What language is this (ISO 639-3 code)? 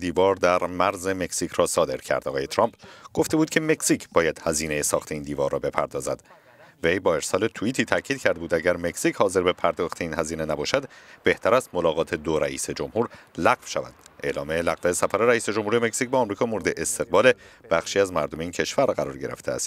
fas